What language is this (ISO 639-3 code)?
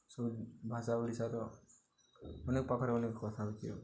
ori